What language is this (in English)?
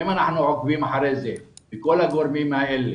Hebrew